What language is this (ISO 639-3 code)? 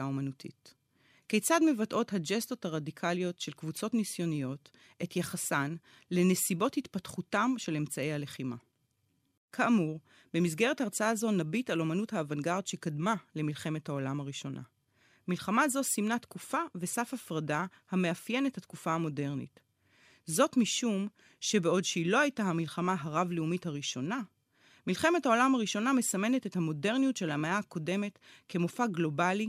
heb